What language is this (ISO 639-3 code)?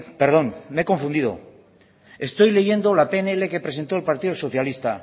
spa